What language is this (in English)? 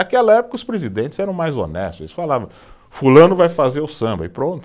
Portuguese